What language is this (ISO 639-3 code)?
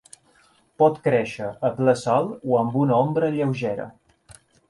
cat